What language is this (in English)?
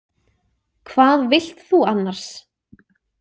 Icelandic